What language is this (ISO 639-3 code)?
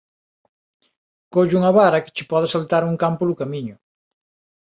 glg